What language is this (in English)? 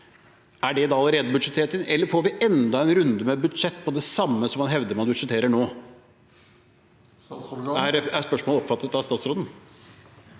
Norwegian